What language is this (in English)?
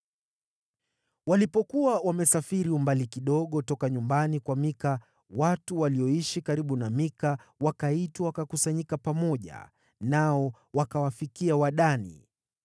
Swahili